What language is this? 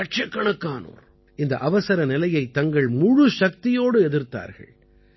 Tamil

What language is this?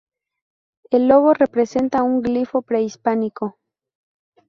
Spanish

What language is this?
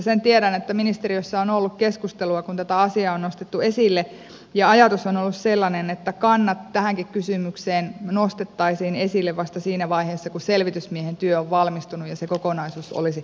Finnish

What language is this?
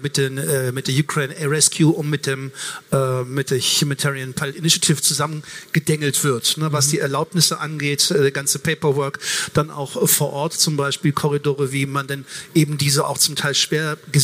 German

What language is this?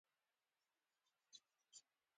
Pashto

